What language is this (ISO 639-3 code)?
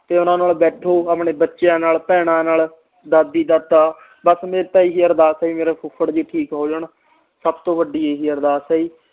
pan